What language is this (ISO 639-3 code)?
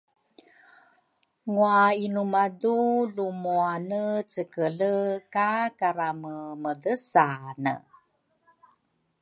dru